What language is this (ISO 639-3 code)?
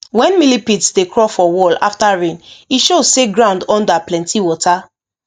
pcm